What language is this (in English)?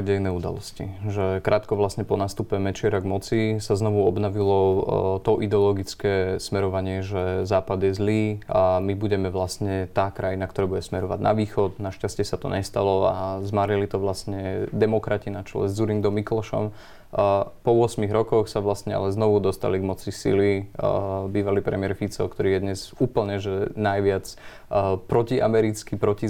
Slovak